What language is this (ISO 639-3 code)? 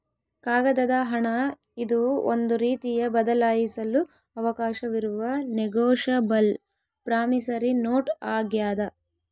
kan